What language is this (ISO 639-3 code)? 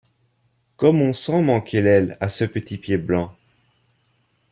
fra